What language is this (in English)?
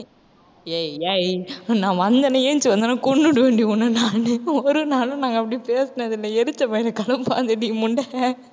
Tamil